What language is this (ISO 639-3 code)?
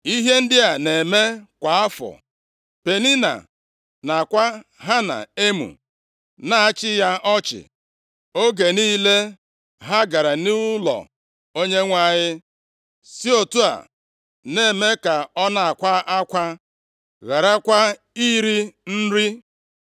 ibo